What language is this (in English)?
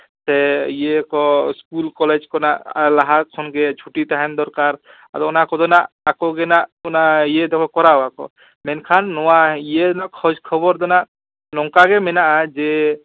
Santali